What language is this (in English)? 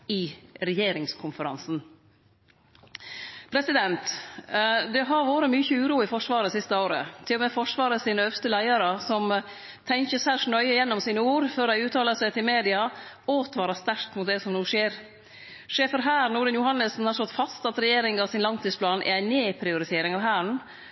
Norwegian Nynorsk